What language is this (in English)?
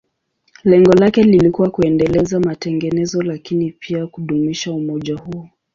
Swahili